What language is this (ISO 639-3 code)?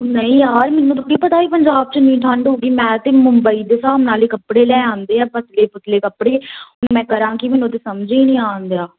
pan